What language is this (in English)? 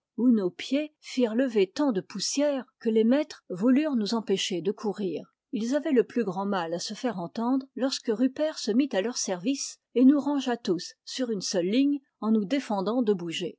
French